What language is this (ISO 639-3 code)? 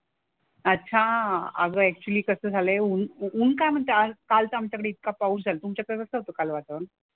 mar